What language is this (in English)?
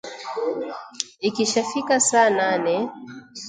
Swahili